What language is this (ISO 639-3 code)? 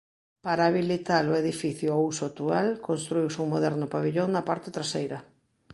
glg